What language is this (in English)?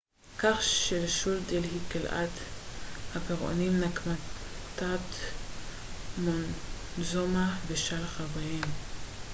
Hebrew